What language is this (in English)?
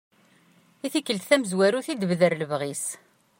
Kabyle